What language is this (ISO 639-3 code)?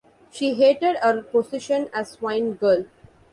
eng